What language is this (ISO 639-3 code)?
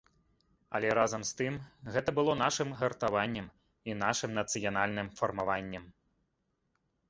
bel